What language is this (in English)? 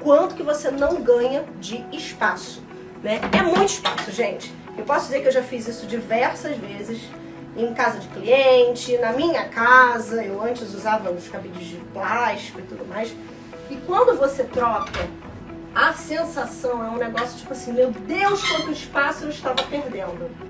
Portuguese